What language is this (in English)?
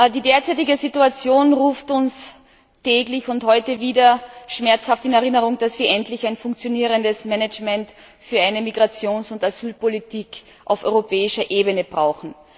German